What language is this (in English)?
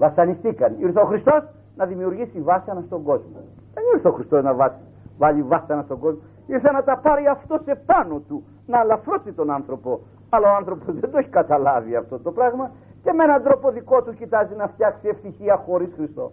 Greek